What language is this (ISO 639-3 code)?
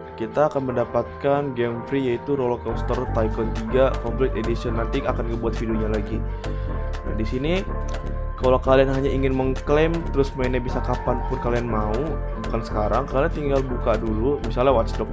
ind